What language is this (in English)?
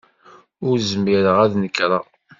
Kabyle